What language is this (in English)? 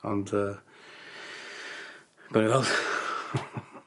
Welsh